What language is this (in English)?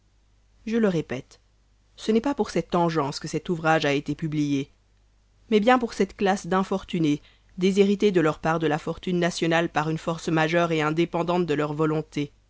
French